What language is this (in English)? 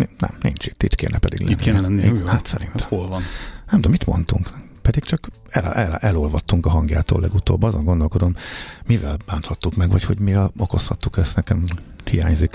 Hungarian